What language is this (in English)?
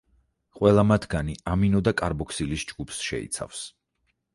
Georgian